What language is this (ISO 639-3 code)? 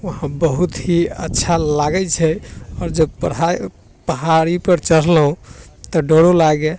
mai